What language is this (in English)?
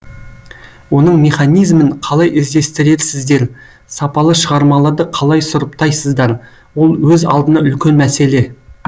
Kazakh